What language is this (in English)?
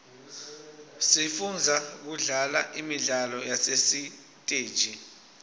Swati